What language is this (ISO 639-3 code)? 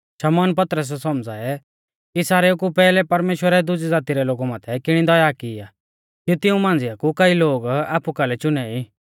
bfz